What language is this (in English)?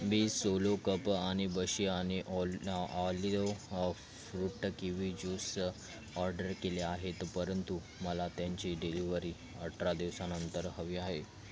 Marathi